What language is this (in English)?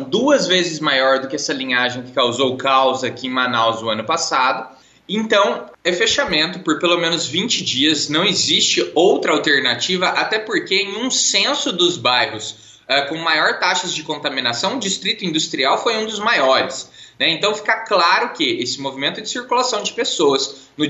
Portuguese